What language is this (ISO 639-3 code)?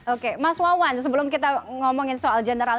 ind